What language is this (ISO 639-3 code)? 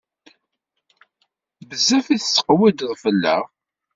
kab